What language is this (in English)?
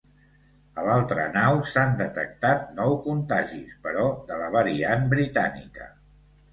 Catalan